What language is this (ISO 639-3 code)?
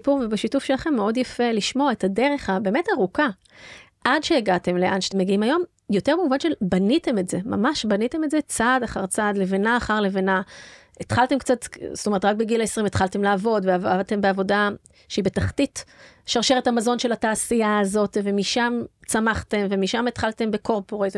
heb